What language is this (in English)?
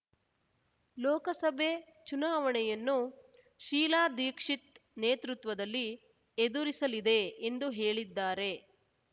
Kannada